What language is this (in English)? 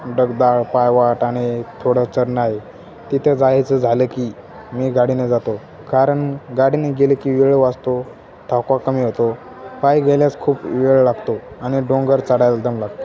Marathi